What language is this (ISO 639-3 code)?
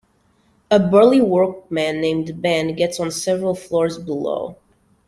eng